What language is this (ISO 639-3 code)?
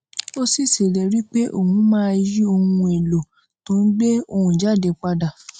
yor